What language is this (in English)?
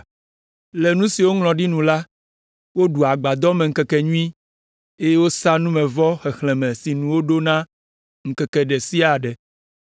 Ewe